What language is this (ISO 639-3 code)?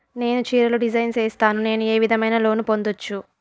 tel